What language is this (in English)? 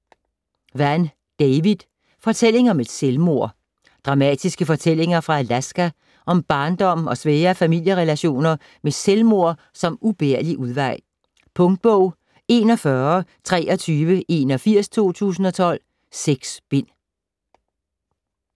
Danish